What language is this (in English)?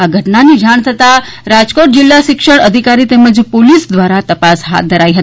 Gujarati